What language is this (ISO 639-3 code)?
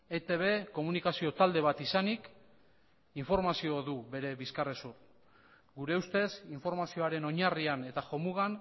eus